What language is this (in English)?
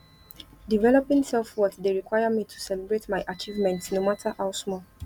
Nigerian Pidgin